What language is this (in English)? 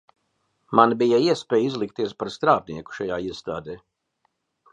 Latvian